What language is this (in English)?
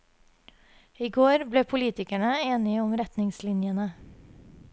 Norwegian